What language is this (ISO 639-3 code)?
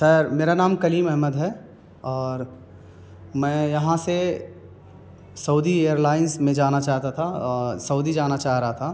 urd